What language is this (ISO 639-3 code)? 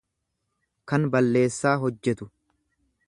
orm